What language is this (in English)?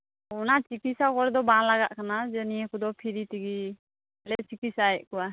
Santali